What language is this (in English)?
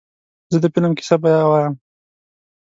Pashto